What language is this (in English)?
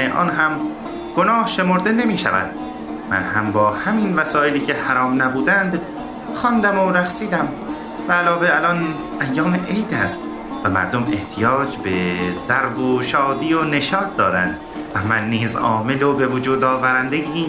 Persian